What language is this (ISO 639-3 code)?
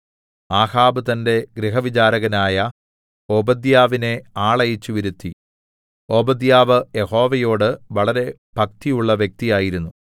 mal